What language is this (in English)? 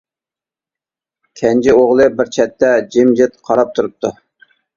Uyghur